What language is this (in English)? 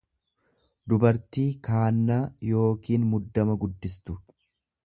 Oromo